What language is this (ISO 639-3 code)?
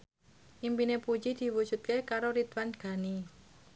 jav